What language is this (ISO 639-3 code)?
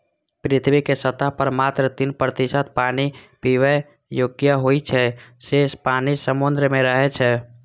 mai